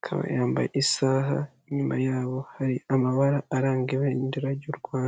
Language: Kinyarwanda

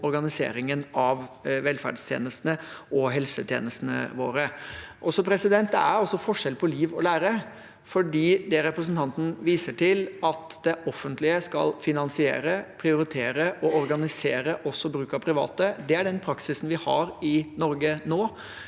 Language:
Norwegian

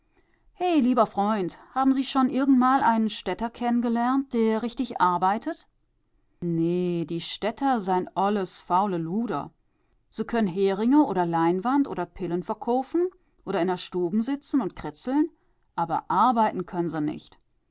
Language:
German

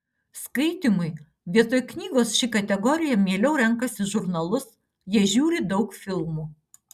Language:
Lithuanian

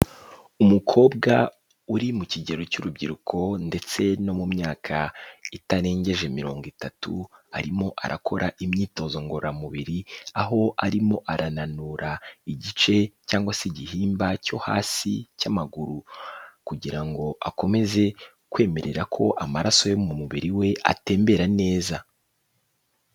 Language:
Kinyarwanda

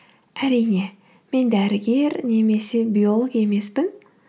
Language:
Kazakh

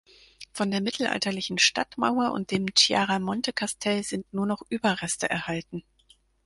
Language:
German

